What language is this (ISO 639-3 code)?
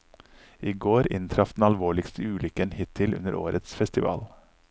nor